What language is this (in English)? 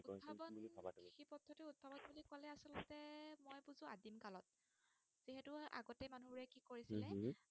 Assamese